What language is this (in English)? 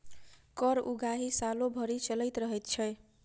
Maithili